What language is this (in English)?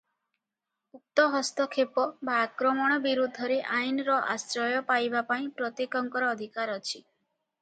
Odia